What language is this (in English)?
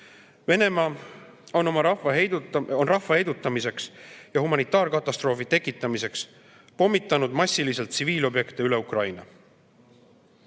Estonian